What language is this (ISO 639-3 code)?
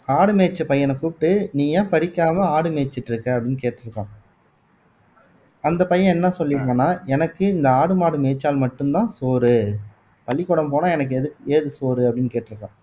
tam